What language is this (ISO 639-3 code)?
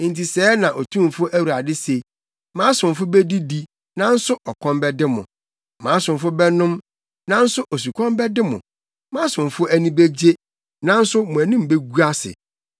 aka